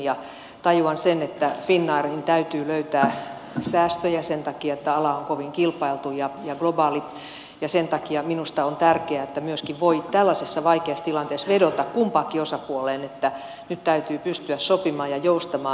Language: Finnish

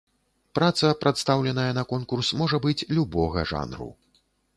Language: Belarusian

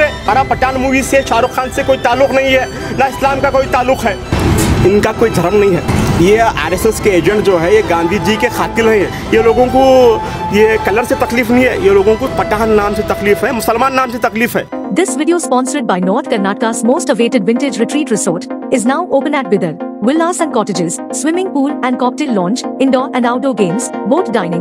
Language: Hindi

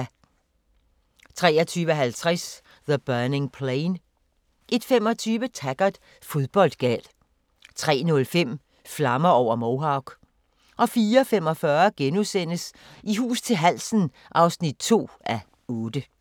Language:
Danish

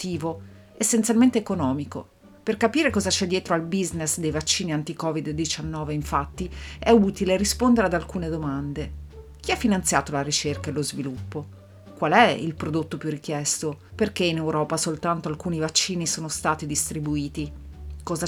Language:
Italian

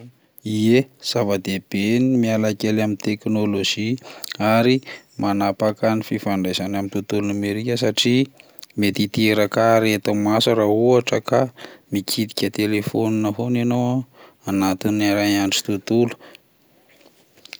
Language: Malagasy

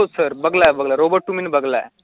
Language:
Marathi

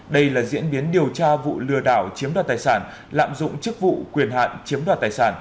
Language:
Vietnamese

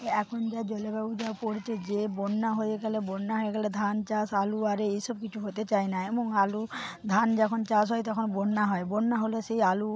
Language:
Bangla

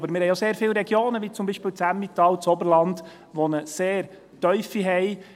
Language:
Swiss German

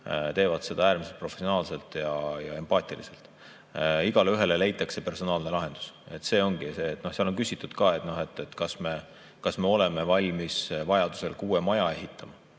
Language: Estonian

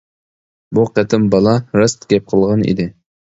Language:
Uyghur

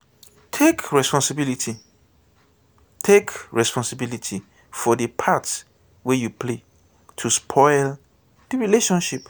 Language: Nigerian Pidgin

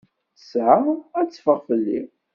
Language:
Kabyle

